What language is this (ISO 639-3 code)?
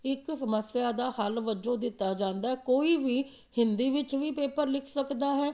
pan